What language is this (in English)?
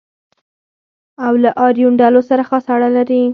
Pashto